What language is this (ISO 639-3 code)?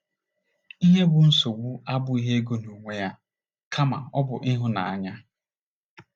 ibo